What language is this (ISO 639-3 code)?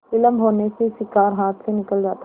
hin